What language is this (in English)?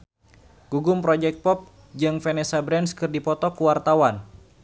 Sundanese